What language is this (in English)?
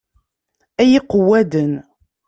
Kabyle